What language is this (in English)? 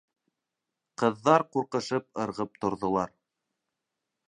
Bashkir